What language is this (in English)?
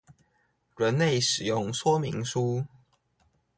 Chinese